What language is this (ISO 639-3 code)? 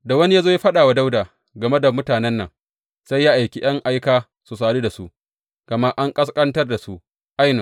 hau